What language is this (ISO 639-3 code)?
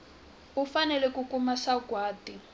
tso